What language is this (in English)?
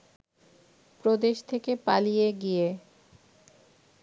Bangla